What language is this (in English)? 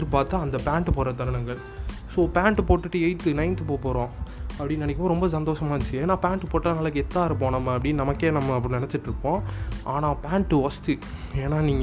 Tamil